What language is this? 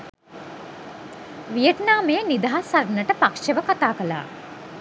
Sinhala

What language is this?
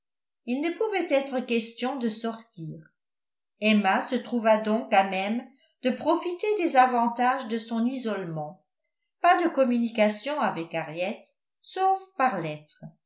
French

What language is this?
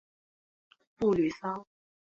Chinese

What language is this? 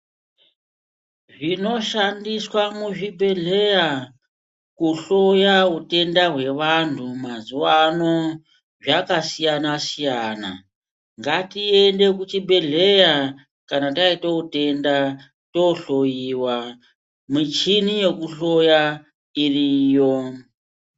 Ndau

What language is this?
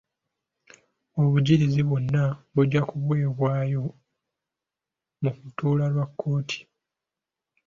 Ganda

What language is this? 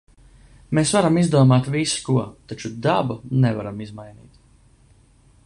Latvian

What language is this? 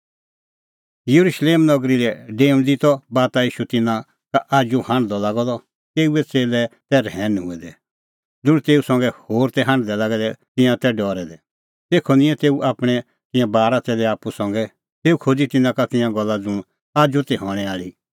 Kullu Pahari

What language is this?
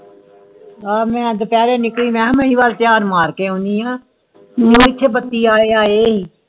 Punjabi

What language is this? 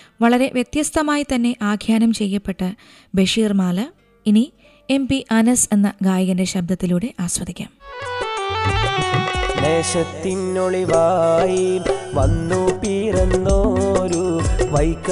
Malayalam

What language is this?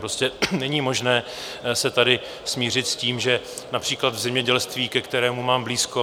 Czech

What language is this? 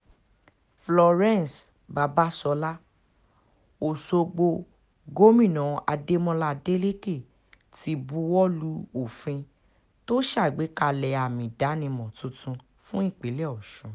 Yoruba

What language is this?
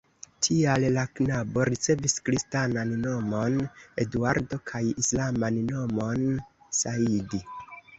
Esperanto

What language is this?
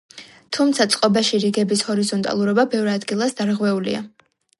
Georgian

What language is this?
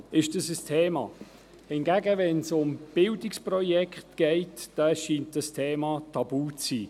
Swiss German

